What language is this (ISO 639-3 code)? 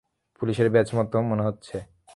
ben